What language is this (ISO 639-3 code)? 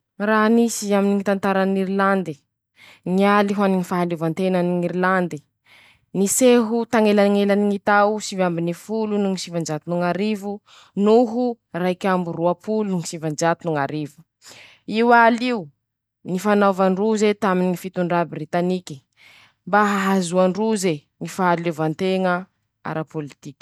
msh